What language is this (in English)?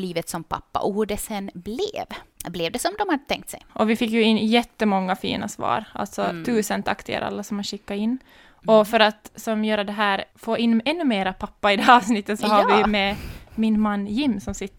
Swedish